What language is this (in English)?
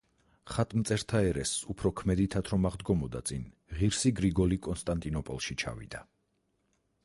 Georgian